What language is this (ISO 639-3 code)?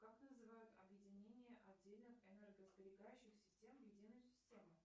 rus